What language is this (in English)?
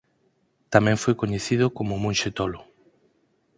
Galician